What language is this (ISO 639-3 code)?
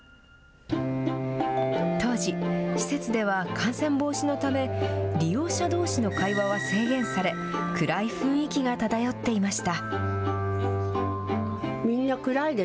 jpn